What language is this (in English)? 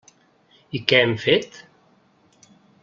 Catalan